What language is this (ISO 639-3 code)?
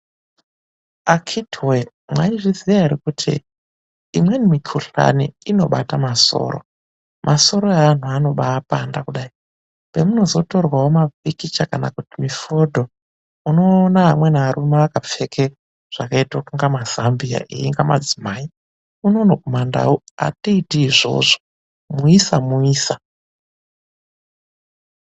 ndc